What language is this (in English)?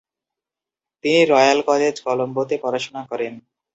Bangla